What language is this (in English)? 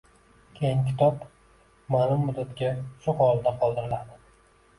Uzbek